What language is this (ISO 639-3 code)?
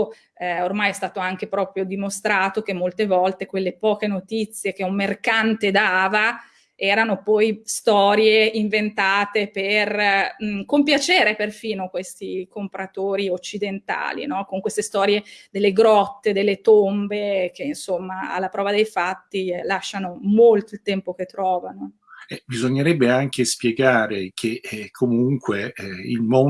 ita